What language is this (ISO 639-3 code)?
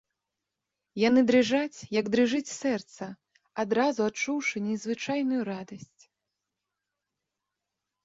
bel